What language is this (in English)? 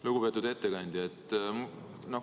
Estonian